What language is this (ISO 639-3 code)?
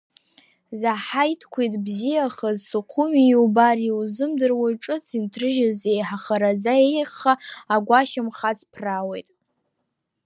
abk